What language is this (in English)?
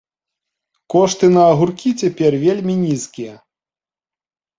Belarusian